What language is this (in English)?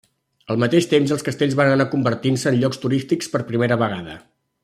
Catalan